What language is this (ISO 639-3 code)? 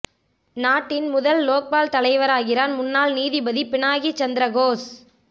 tam